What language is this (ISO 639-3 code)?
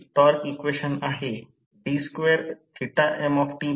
mar